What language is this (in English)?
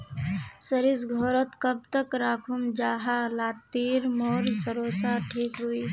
Magahi